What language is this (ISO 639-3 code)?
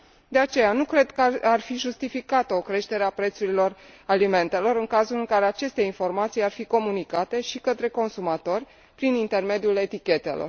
ron